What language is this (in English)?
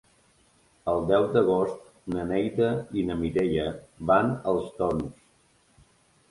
Catalan